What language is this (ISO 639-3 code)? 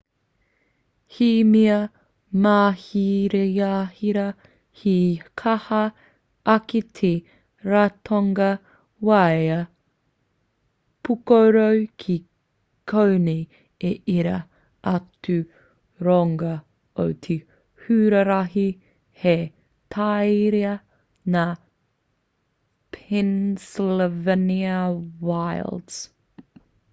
mri